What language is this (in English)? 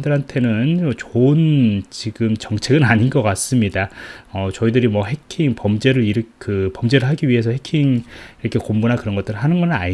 Korean